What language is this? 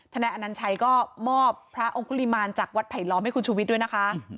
Thai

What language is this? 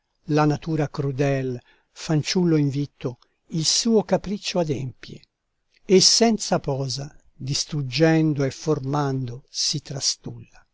Italian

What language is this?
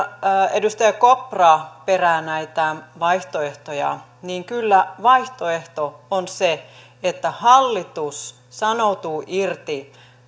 Finnish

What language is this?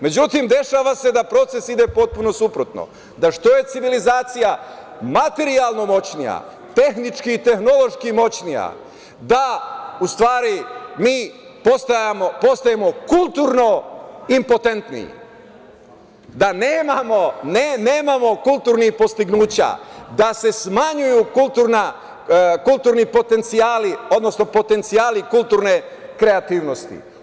Serbian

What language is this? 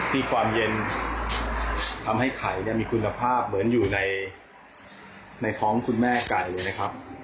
Thai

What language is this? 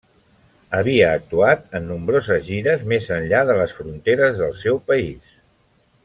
Catalan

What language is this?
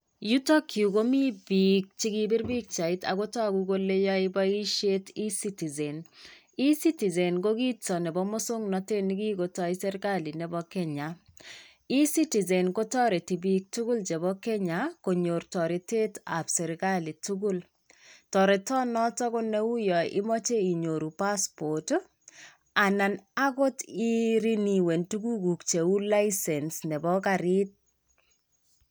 Kalenjin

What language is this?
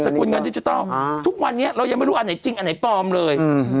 Thai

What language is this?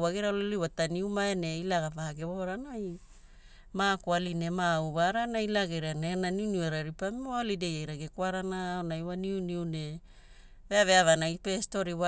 Hula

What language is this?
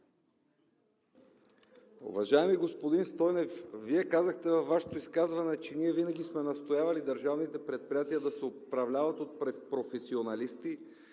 Bulgarian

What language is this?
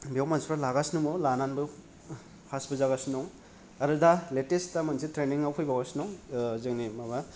Bodo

